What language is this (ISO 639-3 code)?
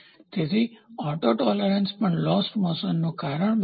guj